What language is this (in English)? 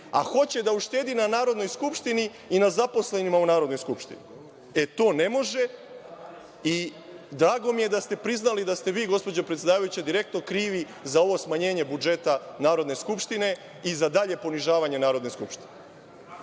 Serbian